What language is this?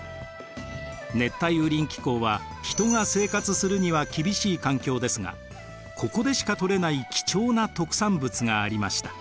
Japanese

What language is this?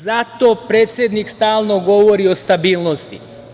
Serbian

